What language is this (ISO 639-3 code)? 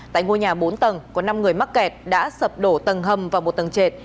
vie